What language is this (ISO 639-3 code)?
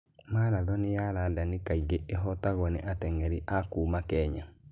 kik